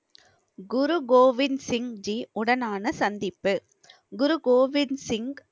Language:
Tamil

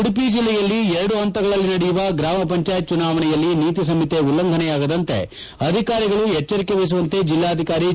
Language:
Kannada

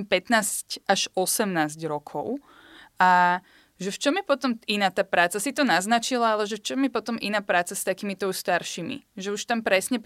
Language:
Slovak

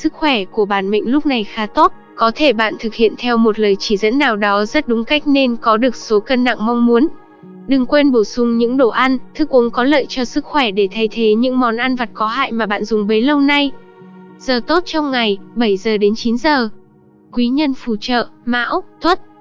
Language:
Vietnamese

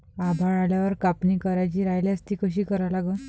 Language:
Marathi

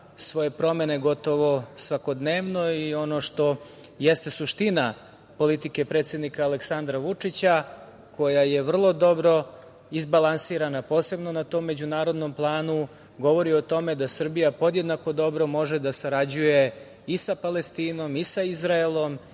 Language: Serbian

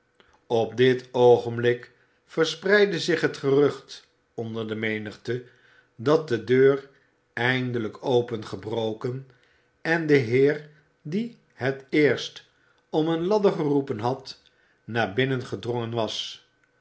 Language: Dutch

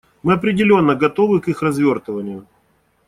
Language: Russian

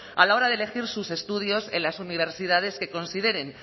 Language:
Spanish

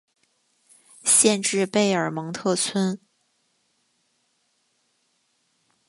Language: Chinese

